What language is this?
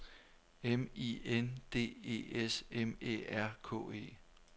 Danish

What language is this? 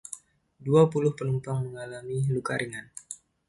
Indonesian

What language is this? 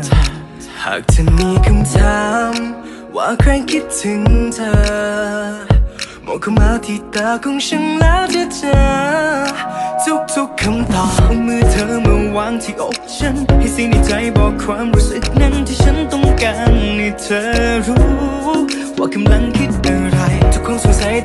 Thai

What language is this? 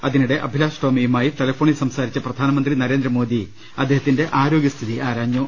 Malayalam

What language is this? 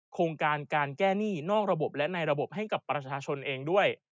Thai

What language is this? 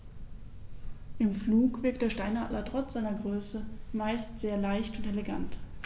German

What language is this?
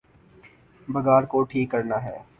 Urdu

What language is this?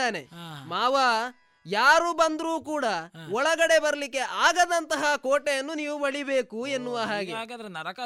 Kannada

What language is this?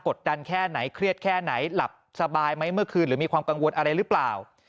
Thai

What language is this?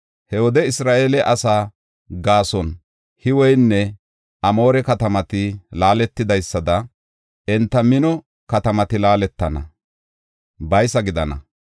Gofa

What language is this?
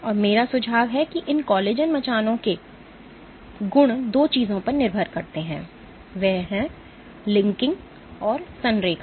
Hindi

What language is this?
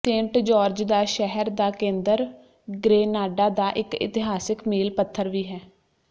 Punjabi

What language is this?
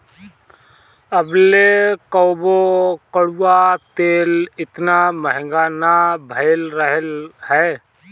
Bhojpuri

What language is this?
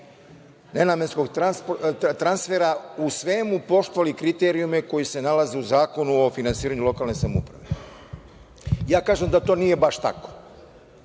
Serbian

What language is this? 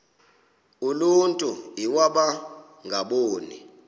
Xhosa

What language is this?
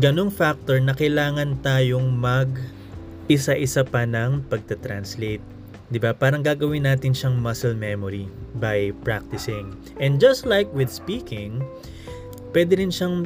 Filipino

